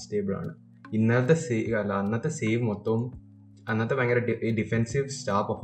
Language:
Malayalam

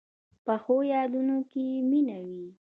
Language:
Pashto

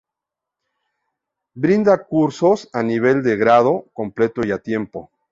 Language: Spanish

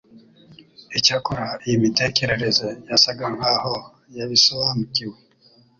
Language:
Kinyarwanda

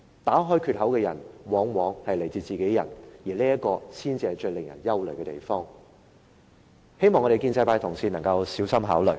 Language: Cantonese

